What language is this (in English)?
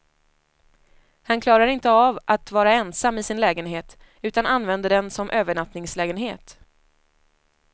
Swedish